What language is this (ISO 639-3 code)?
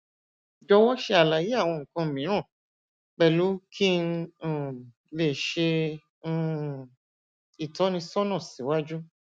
yor